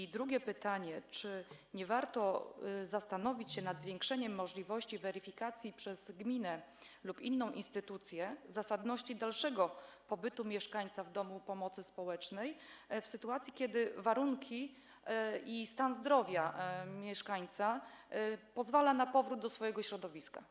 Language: Polish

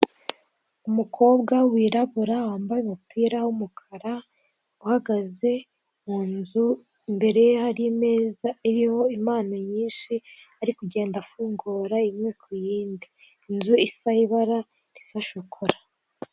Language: Kinyarwanda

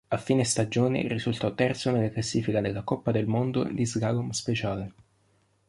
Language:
Italian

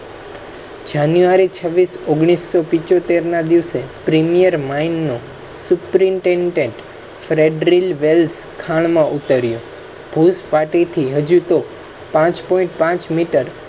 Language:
Gujarati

